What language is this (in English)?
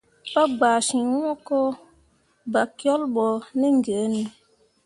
Mundang